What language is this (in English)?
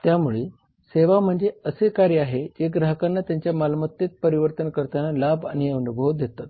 Marathi